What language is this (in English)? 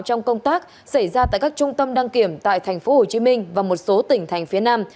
Vietnamese